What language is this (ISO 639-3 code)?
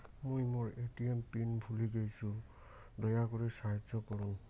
ben